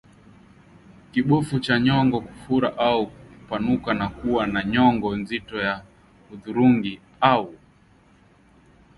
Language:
Swahili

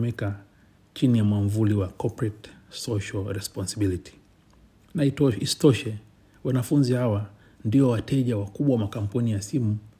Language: Swahili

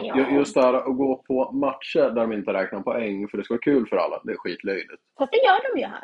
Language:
Swedish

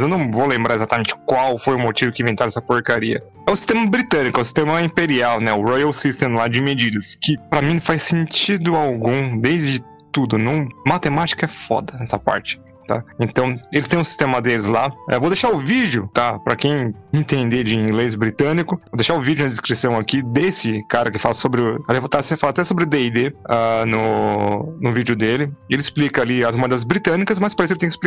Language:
Portuguese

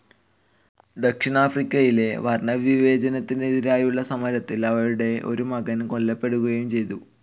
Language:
Malayalam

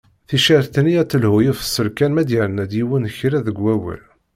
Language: Kabyle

